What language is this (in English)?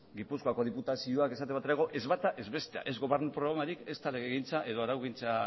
Basque